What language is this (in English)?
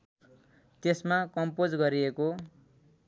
Nepali